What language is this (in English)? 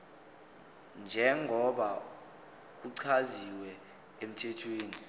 Zulu